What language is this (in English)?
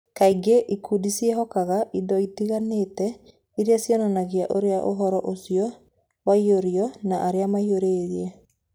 Kikuyu